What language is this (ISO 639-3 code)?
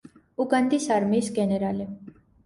kat